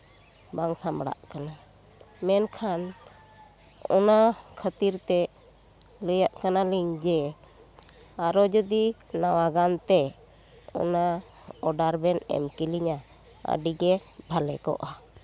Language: Santali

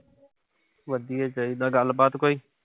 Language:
Punjabi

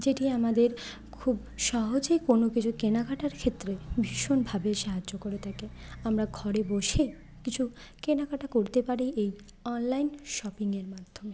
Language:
Bangla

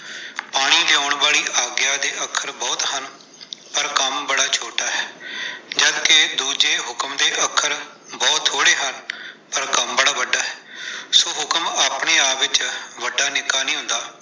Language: Punjabi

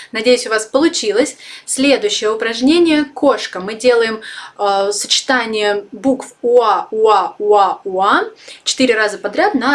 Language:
Russian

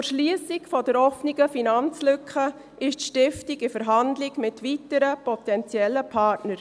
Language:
Swiss German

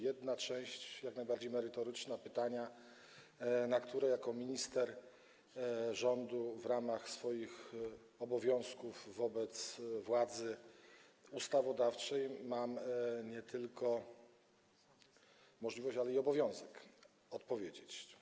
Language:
Polish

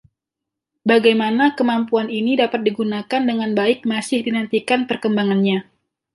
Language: Indonesian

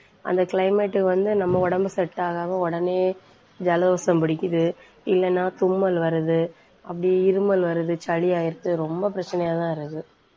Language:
Tamil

